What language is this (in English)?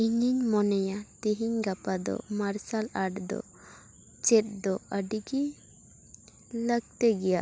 Santali